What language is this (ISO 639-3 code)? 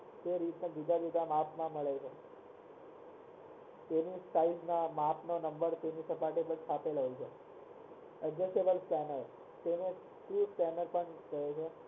guj